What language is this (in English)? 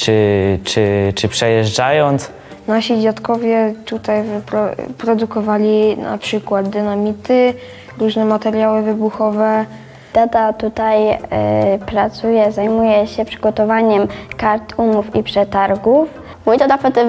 Polish